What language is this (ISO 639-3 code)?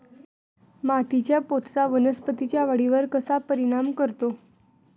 mar